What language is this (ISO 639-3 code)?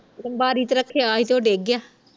pan